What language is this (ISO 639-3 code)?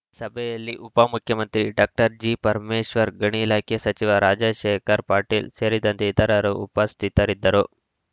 kan